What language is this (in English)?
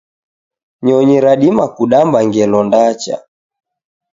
Taita